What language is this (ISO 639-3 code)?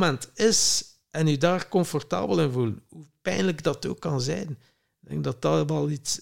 nld